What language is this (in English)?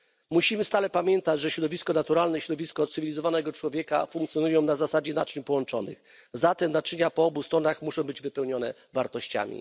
Polish